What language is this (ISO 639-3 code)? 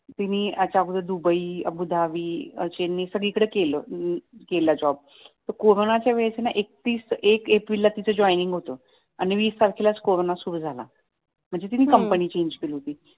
mar